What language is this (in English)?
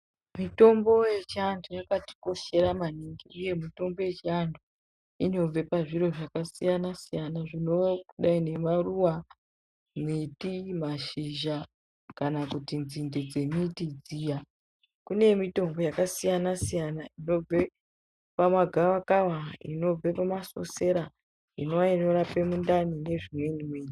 Ndau